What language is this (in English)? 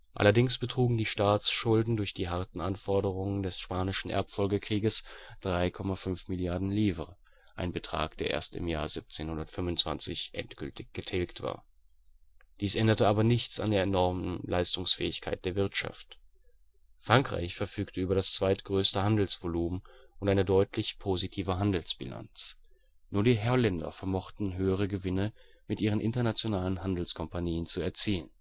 German